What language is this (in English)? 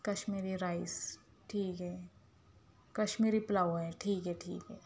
Urdu